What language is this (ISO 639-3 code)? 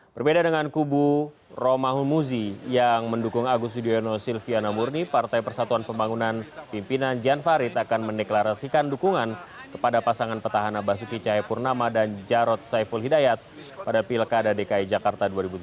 ind